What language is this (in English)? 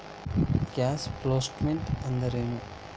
Kannada